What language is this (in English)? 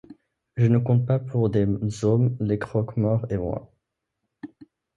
French